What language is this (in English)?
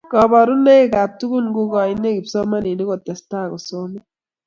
Kalenjin